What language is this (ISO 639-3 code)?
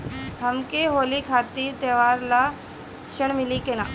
bho